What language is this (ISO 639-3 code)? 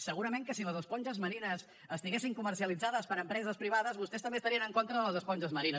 cat